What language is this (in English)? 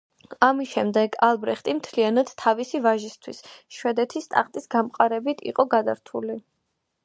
Georgian